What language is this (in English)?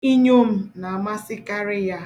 Igbo